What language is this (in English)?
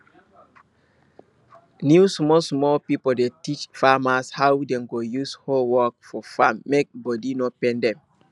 Nigerian Pidgin